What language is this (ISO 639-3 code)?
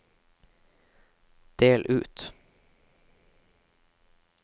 nor